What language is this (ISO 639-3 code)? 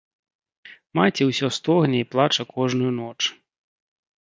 bel